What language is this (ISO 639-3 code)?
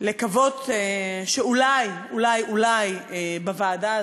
heb